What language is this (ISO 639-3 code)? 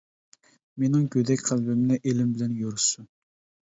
uig